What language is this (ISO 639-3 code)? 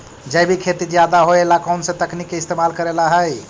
mag